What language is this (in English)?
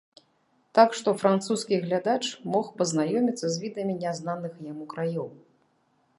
Belarusian